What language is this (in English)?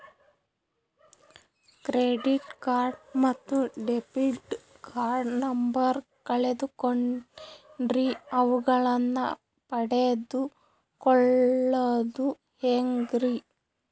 Kannada